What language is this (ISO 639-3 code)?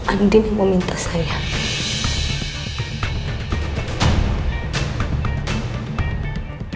ind